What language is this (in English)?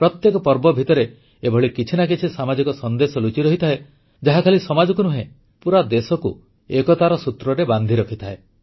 Odia